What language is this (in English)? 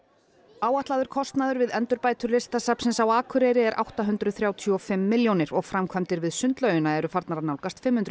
Icelandic